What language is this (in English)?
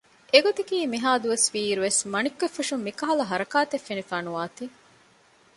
Divehi